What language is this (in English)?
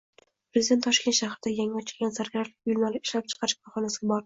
Uzbek